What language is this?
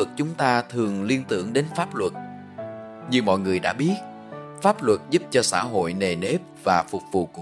Vietnamese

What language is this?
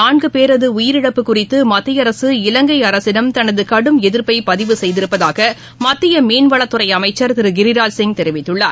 Tamil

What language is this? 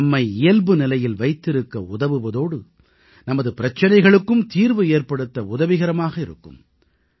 Tamil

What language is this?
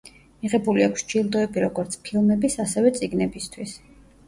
Georgian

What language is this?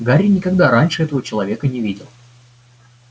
Russian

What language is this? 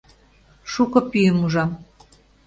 Mari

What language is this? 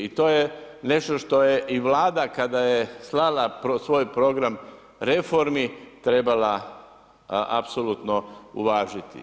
Croatian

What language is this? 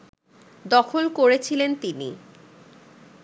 Bangla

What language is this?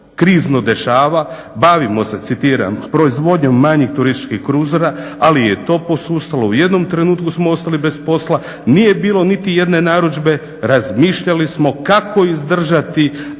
Croatian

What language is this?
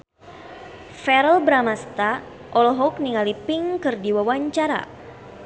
Sundanese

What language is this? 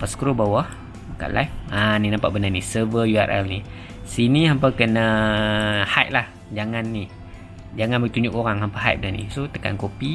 Malay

